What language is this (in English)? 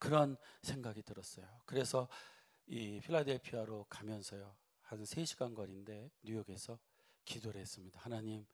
Korean